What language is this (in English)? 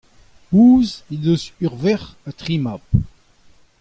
Breton